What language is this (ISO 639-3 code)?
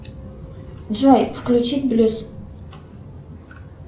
rus